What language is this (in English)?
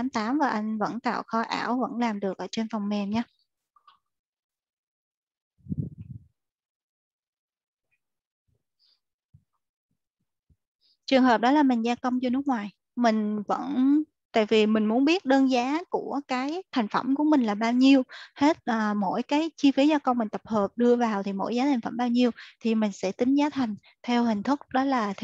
Vietnamese